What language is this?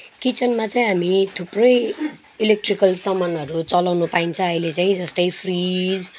Nepali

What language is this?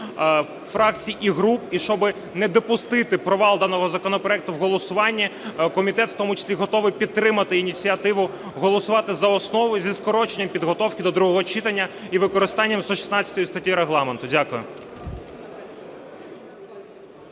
Ukrainian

